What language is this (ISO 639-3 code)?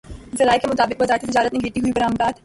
urd